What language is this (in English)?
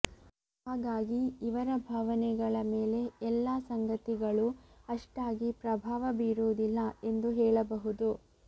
Kannada